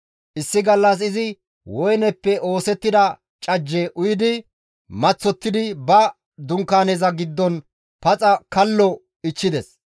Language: Gamo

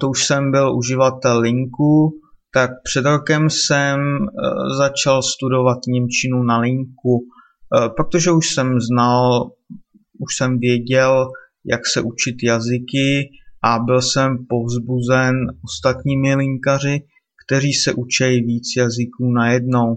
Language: Czech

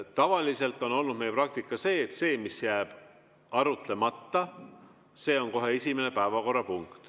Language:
Estonian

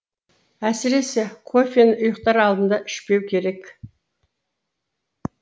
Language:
Kazakh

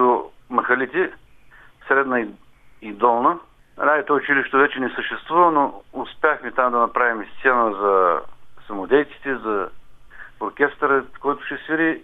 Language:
Bulgarian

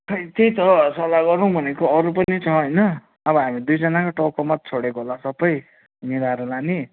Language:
Nepali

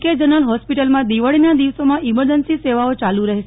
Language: Gujarati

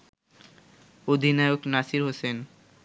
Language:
Bangla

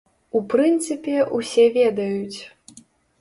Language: Belarusian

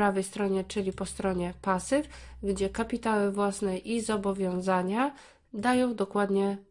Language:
Polish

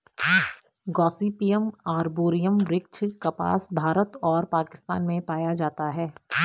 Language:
Hindi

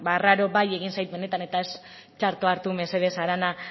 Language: Basque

